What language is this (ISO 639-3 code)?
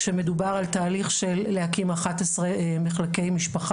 heb